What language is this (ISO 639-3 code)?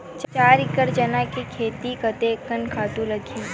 hne